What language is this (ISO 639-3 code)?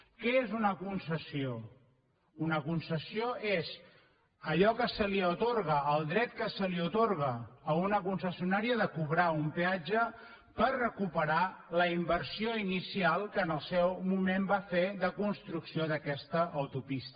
cat